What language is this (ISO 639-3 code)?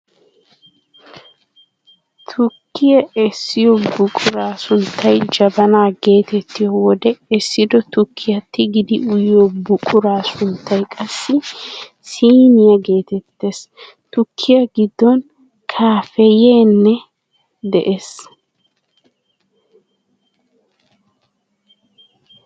wal